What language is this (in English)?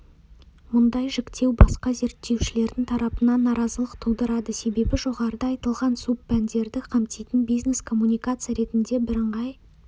Kazakh